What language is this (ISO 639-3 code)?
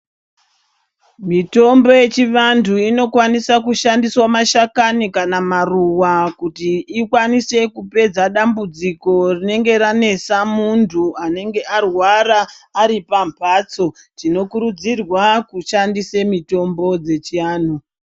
ndc